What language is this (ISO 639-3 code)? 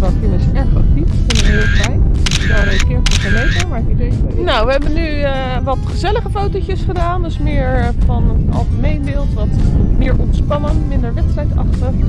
nld